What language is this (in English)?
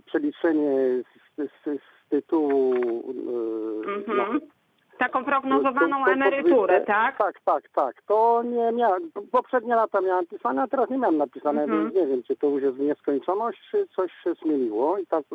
Polish